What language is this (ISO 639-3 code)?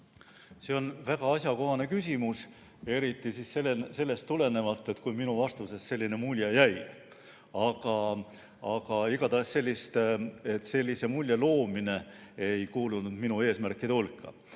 est